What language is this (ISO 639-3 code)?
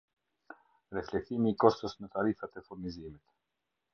sqi